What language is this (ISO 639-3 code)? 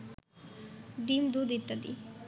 ben